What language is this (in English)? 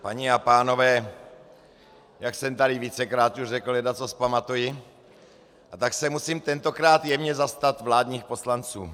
Czech